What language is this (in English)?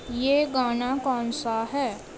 Urdu